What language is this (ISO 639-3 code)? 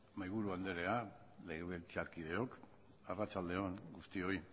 eus